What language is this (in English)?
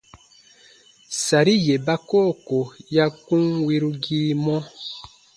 Baatonum